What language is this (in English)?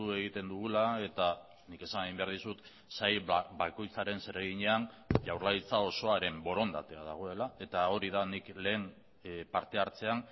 Basque